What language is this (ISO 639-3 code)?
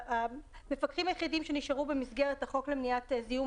heb